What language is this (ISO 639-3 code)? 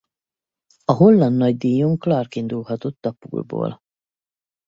hun